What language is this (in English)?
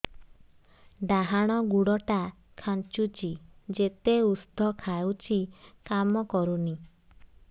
Odia